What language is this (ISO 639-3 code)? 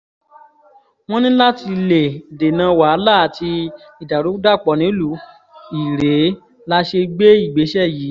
yor